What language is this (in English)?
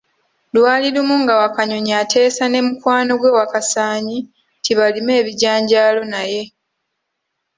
Ganda